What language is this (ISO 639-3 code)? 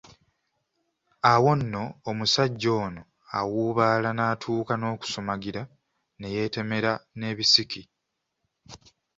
lug